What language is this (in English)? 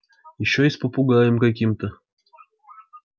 Russian